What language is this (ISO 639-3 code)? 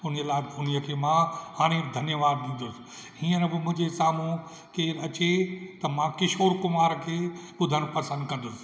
snd